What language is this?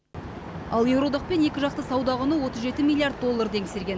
Kazakh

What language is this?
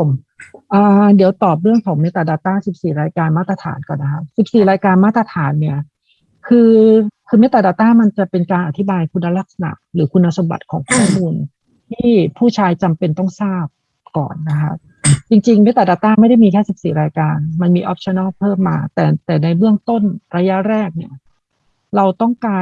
Thai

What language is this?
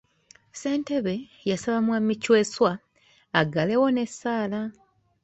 Ganda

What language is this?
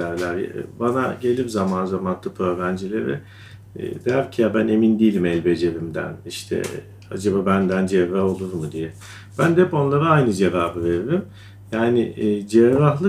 Turkish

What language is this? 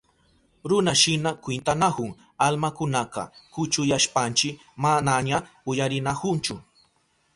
Southern Pastaza Quechua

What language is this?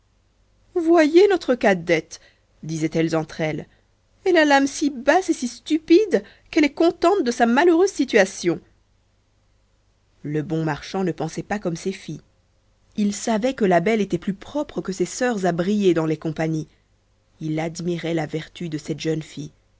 French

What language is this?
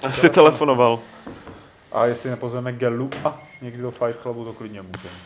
Czech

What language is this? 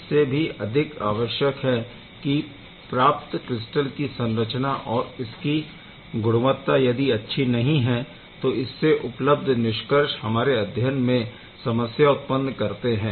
Hindi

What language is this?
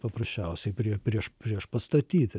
Lithuanian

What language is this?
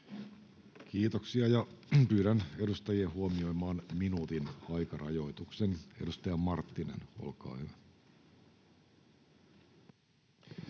Finnish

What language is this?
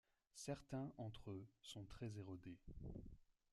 French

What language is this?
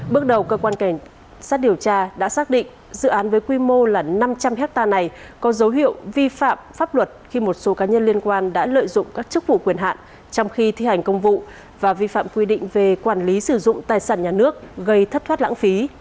Vietnamese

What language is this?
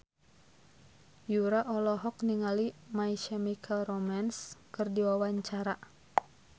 Sundanese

